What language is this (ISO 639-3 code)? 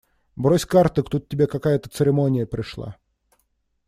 rus